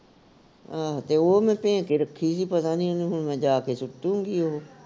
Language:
Punjabi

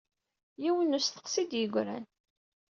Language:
Kabyle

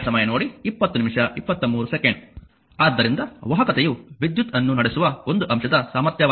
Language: Kannada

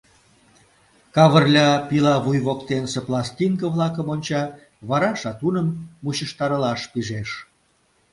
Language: Mari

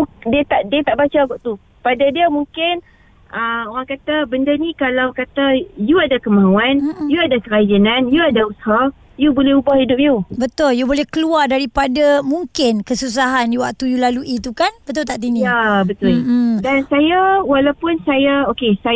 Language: Malay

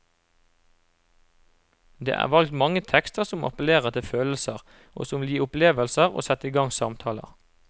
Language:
Norwegian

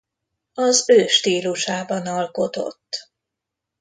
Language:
Hungarian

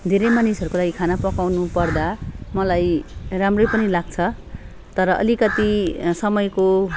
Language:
Nepali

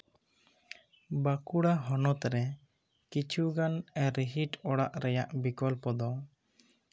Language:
Santali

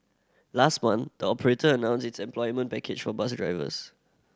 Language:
English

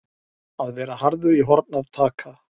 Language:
Icelandic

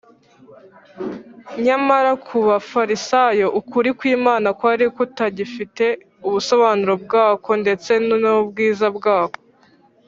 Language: Kinyarwanda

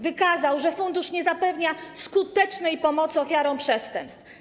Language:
Polish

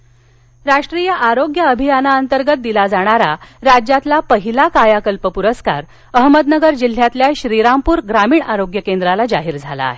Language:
Marathi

